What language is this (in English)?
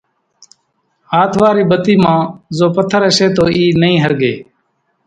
Kachi Koli